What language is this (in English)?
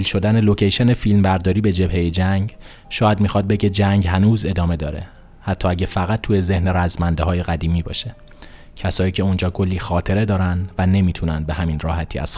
Persian